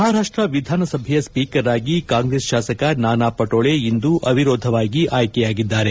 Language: Kannada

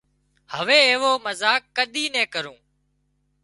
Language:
Wadiyara Koli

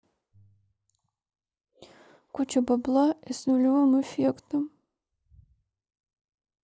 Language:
Russian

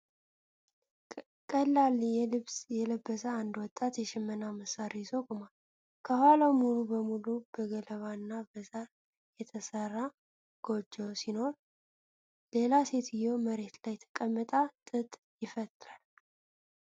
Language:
Amharic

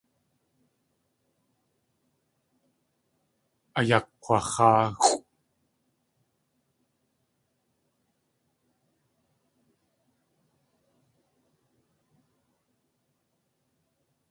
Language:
Tlingit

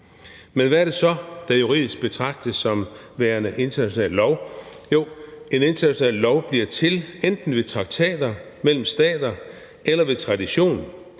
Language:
Danish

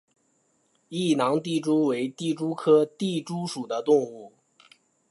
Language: Chinese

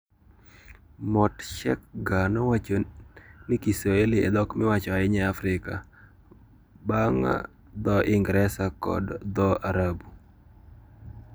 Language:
Luo (Kenya and Tanzania)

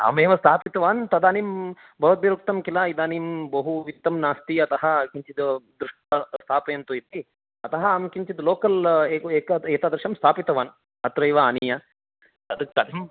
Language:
Sanskrit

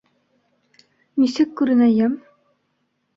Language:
Bashkir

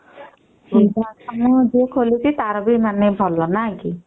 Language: Odia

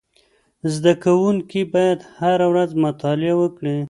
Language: Pashto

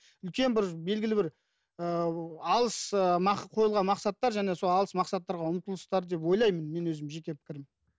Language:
Kazakh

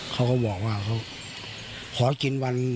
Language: Thai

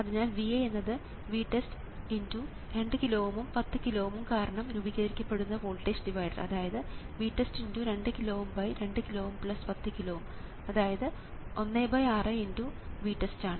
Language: Malayalam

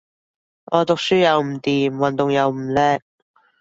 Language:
Cantonese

